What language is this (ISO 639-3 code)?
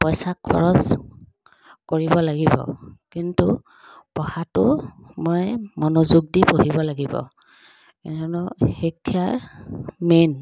asm